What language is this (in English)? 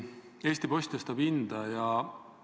Estonian